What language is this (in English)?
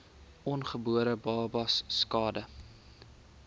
Afrikaans